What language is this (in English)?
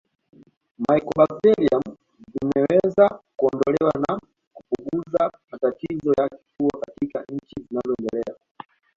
Swahili